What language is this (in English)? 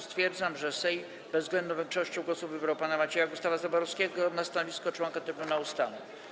Polish